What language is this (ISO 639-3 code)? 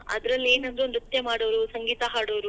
kan